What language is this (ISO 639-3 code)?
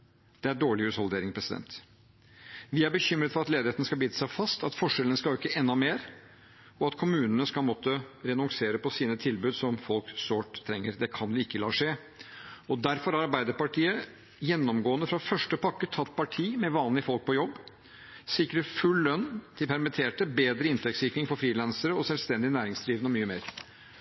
nob